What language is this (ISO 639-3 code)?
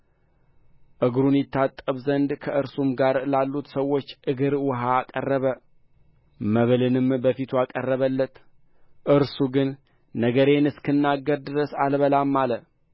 amh